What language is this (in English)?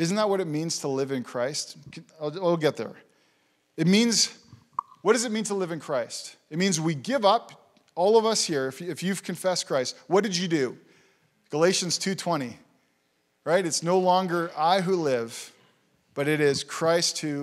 English